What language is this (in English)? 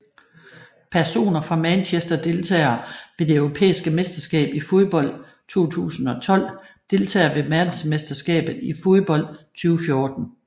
Danish